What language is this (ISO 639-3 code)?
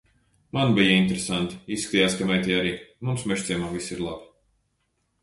lav